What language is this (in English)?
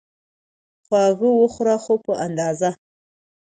Pashto